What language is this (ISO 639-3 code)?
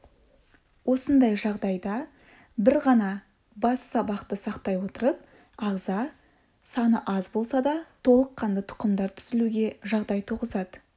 kaz